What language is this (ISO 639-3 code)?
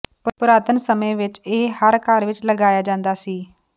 pan